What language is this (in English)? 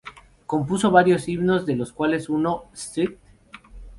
Spanish